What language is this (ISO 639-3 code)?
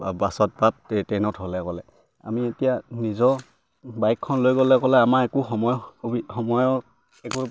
asm